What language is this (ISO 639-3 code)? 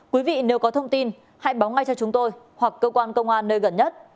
vie